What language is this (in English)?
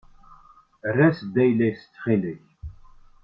Kabyle